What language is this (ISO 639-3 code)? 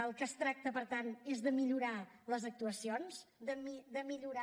cat